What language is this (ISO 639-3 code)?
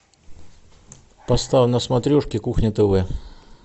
rus